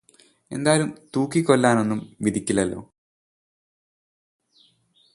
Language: Malayalam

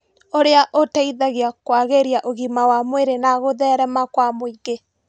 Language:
Kikuyu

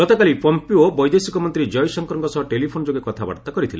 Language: Odia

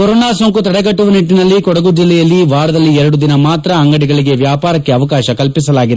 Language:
Kannada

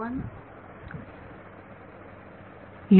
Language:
Marathi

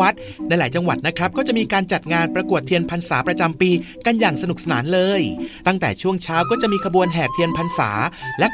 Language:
Thai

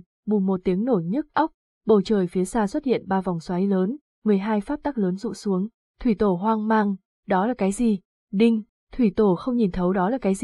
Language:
Vietnamese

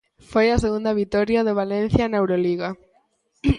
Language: Galician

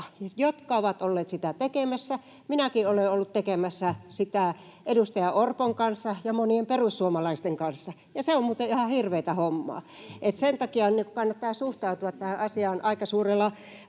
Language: Finnish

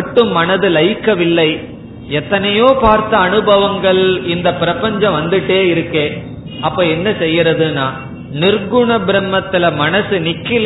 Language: Tamil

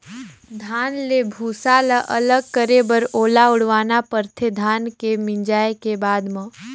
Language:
Chhattisgarhi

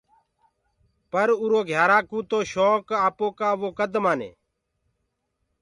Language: Gurgula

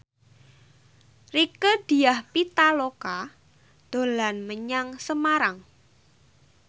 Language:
Javanese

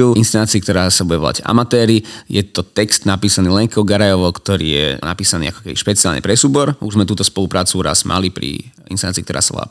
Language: Slovak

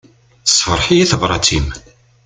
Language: Kabyle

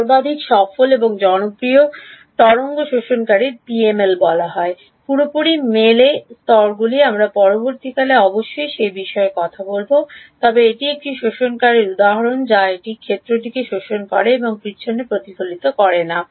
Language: Bangla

